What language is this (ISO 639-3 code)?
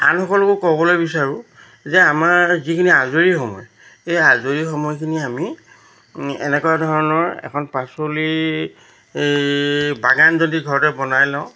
asm